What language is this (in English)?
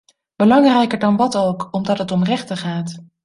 Dutch